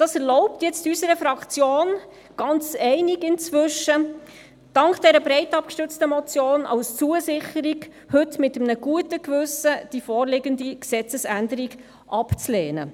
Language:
Swiss German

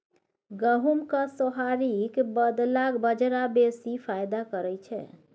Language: Maithili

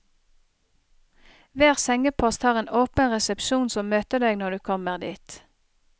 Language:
Norwegian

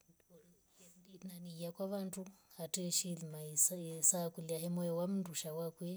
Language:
Rombo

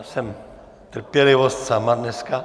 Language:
Czech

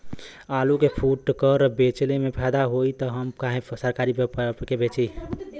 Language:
Bhojpuri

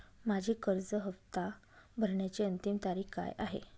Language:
Marathi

